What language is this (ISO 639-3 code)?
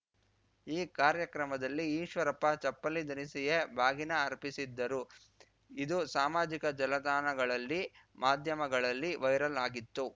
kan